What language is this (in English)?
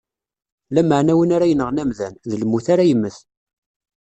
Kabyle